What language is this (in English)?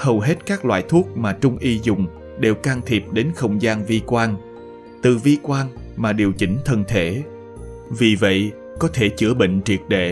Vietnamese